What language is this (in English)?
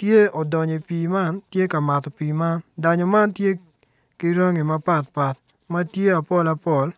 Acoli